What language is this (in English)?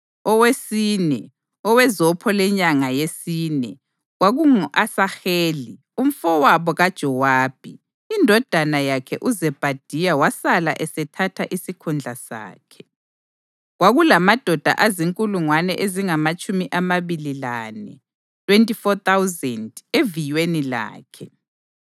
North Ndebele